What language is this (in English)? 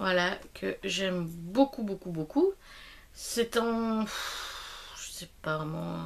French